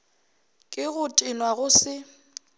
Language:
Northern Sotho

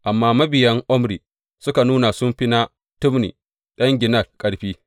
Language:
Hausa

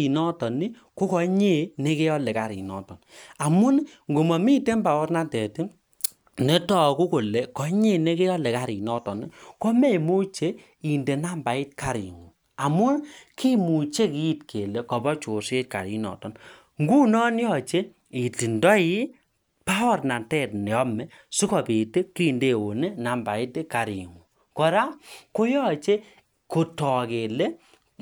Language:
Kalenjin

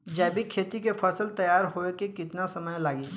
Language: Bhojpuri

